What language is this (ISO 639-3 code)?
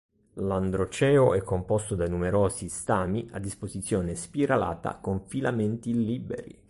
ita